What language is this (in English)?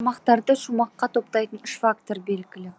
Kazakh